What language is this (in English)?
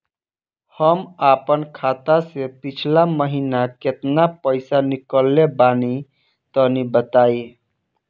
Bhojpuri